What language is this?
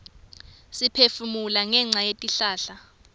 Swati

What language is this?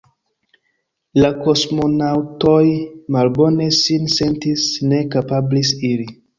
Esperanto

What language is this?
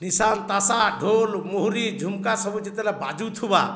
Odia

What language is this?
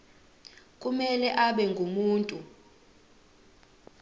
Zulu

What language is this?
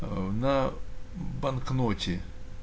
Russian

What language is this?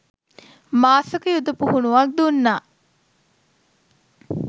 Sinhala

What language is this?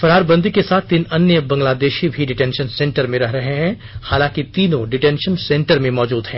Hindi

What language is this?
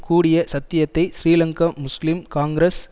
Tamil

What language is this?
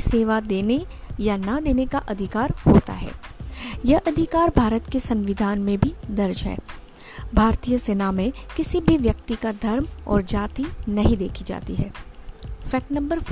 Hindi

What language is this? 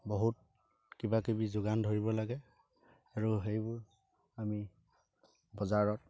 Assamese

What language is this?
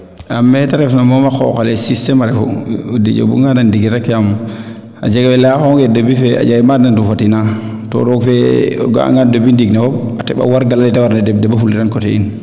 Serer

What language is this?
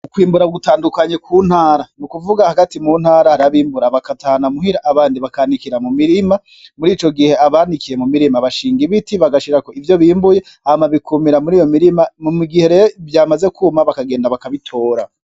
Rundi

